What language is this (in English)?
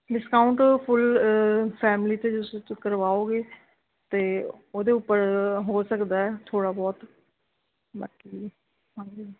Punjabi